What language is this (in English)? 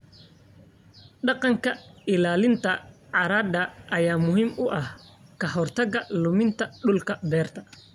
Somali